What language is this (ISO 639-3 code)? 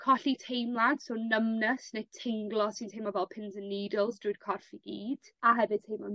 cym